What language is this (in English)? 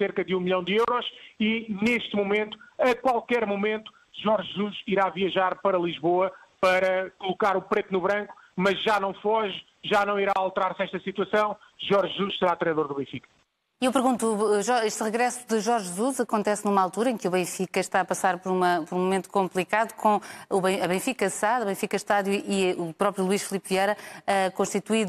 Portuguese